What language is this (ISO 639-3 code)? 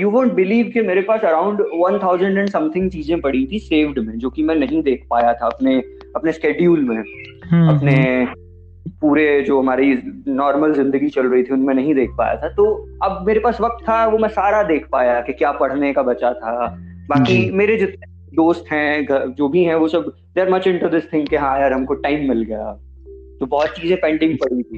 hin